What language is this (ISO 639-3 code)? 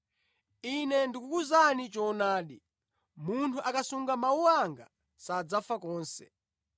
nya